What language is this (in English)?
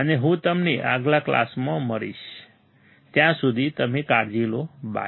Gujarati